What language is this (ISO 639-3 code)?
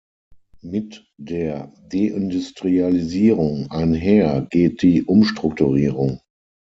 deu